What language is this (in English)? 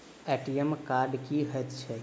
Maithili